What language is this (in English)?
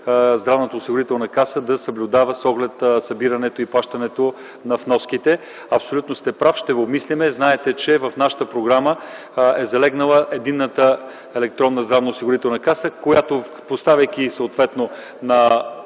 Bulgarian